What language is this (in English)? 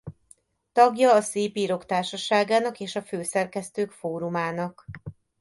Hungarian